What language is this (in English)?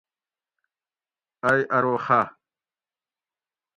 Gawri